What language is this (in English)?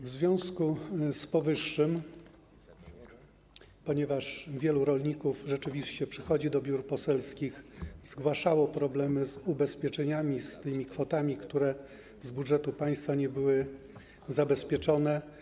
Polish